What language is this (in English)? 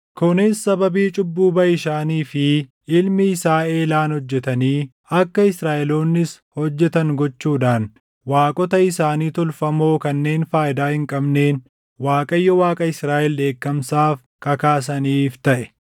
Oromo